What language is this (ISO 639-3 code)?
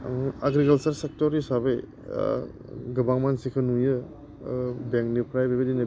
brx